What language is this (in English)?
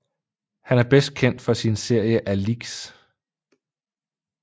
Danish